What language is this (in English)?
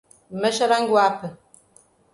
Portuguese